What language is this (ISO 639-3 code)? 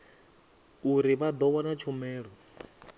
ven